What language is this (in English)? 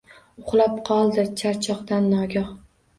Uzbek